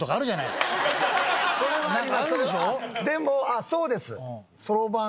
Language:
Japanese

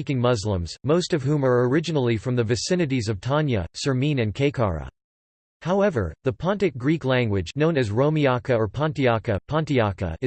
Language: English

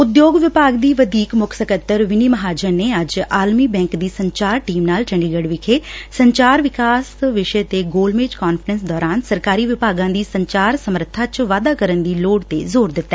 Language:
Punjabi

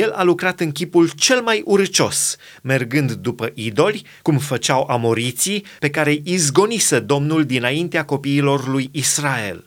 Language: Romanian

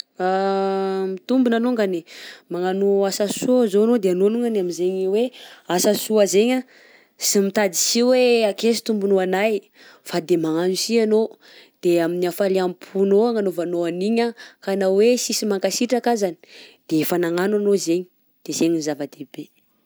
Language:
Southern Betsimisaraka Malagasy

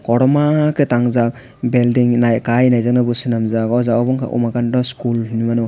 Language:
Kok Borok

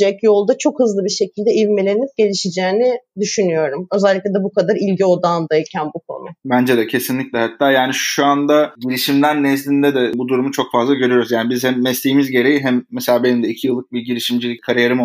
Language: Turkish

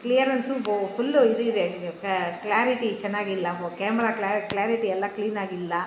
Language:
Kannada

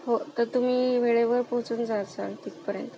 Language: Marathi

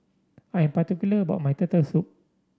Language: English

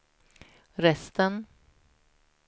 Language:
Swedish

